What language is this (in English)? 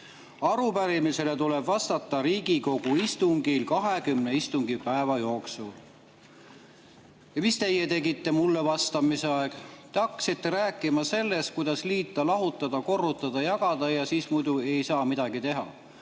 Estonian